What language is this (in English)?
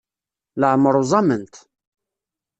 Kabyle